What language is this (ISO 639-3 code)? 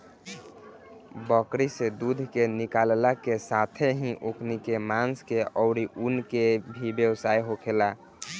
bho